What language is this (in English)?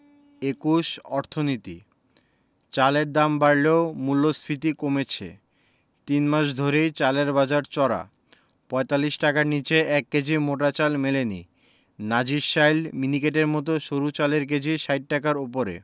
Bangla